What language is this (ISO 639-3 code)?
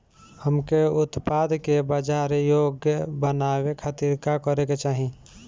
bho